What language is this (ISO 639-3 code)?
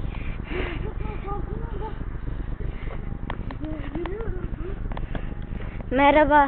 tur